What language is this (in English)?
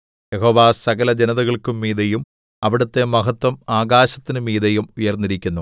Malayalam